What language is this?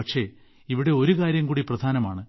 Malayalam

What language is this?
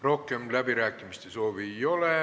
Estonian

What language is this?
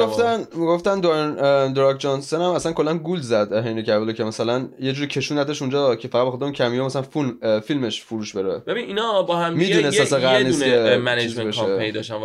Persian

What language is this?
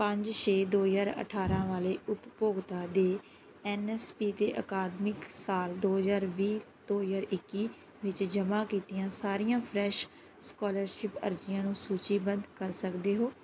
Punjabi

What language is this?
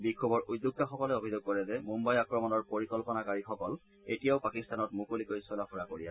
Assamese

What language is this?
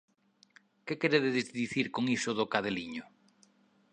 Galician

